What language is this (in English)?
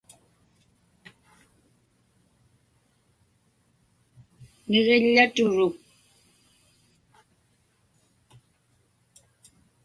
Inupiaq